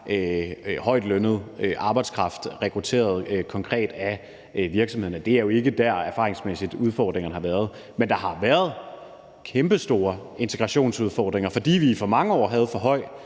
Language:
Danish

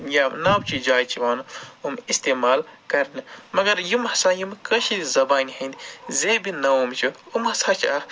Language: Kashmiri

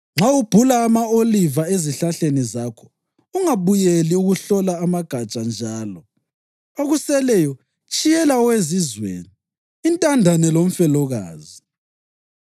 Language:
North Ndebele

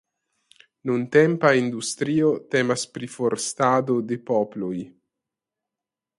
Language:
Esperanto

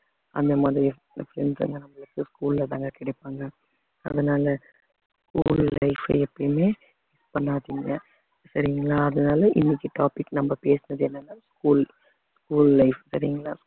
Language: Tamil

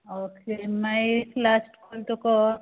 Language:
Konkani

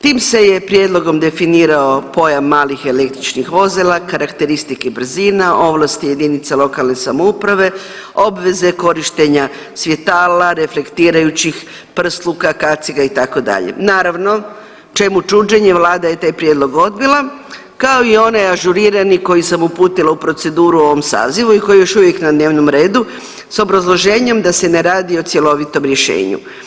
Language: Croatian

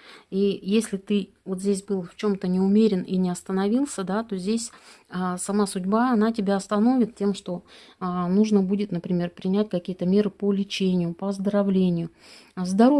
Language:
Russian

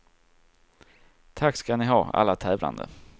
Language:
Swedish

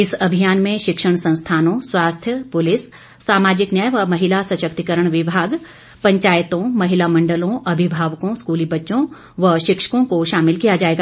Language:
Hindi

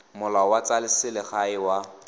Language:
Tswana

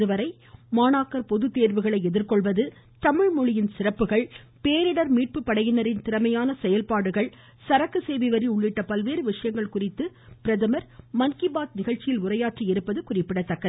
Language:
Tamil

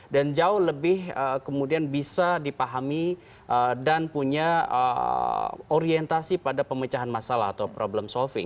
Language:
Indonesian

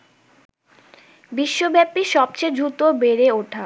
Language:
Bangla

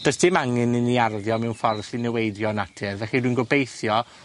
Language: Welsh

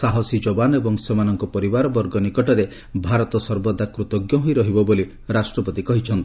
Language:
Odia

